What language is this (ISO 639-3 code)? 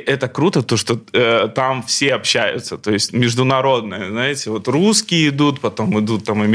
rus